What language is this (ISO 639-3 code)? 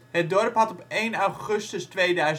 nld